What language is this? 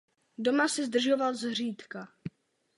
Czech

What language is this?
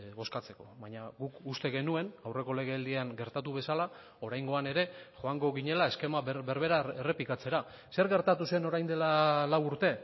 Basque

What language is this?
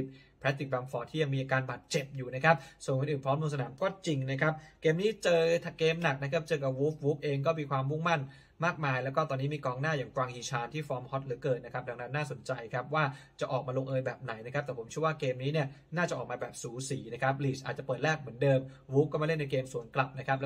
Thai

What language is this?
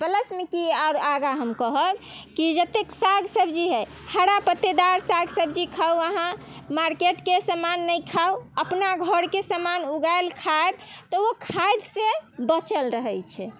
Maithili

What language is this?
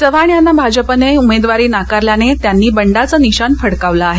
Marathi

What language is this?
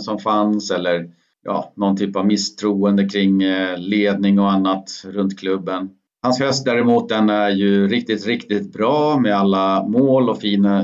Swedish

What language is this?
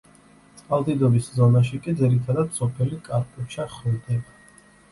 Georgian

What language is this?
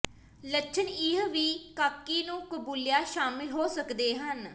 Punjabi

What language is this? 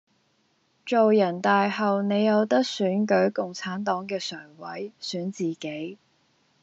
Cantonese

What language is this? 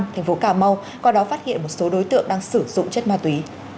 Vietnamese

